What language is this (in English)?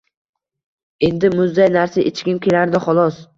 Uzbek